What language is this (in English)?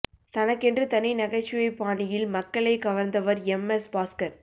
Tamil